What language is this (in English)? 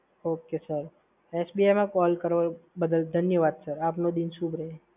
Gujarati